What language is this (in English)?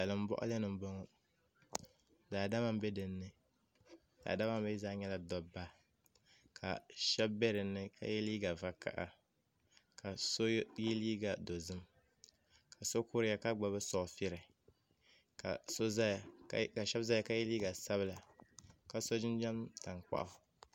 Dagbani